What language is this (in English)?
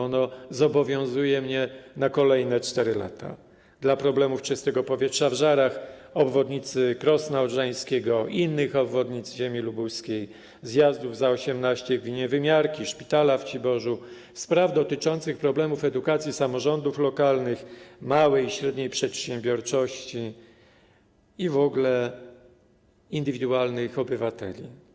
Polish